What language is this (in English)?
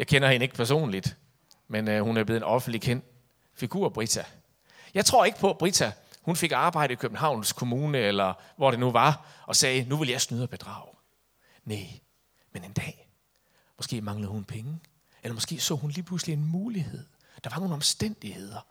Danish